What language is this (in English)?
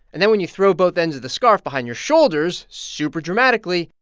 English